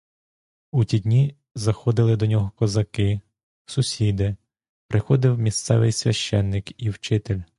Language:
Ukrainian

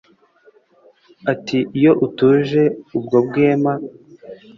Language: Kinyarwanda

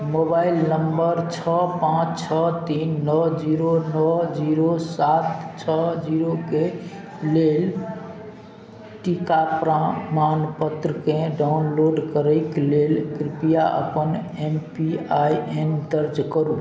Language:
Maithili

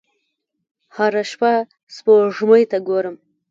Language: Pashto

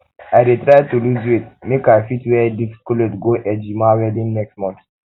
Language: Nigerian Pidgin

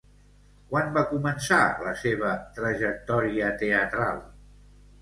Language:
Catalan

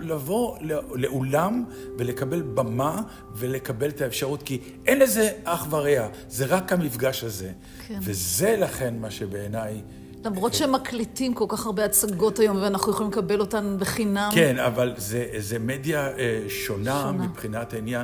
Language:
Hebrew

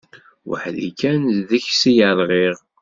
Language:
Kabyle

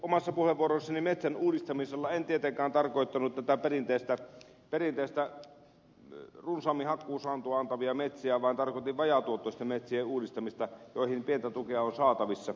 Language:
Finnish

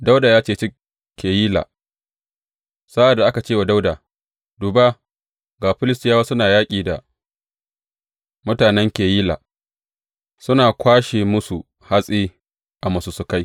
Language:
Hausa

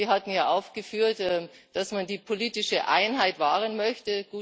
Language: German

